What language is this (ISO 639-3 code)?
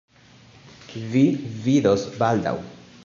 epo